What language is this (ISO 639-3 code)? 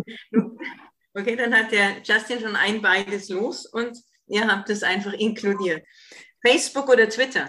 deu